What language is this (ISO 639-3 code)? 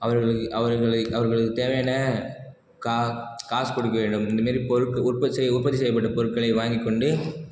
tam